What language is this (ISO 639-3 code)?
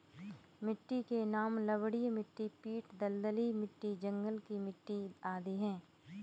hin